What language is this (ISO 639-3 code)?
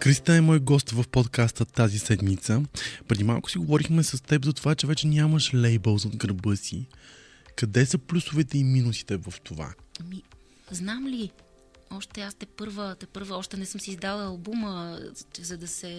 bul